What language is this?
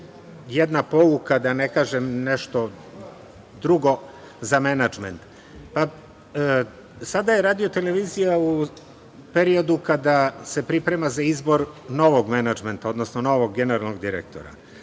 Serbian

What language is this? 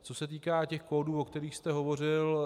Czech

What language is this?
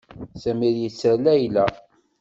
Kabyle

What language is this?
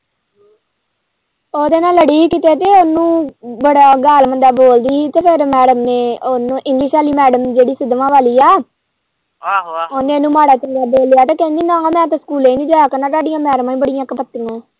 Punjabi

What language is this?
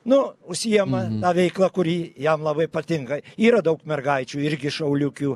Lithuanian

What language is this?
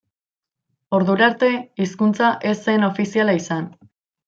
Basque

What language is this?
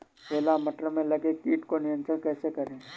Hindi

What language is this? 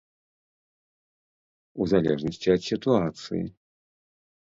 Belarusian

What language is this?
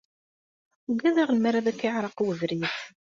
Kabyle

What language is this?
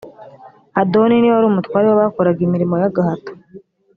Kinyarwanda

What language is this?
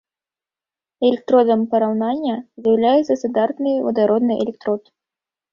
Belarusian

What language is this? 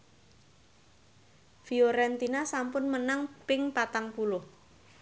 Javanese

